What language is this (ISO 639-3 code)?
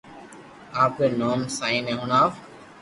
lrk